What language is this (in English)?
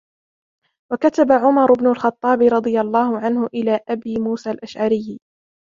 Arabic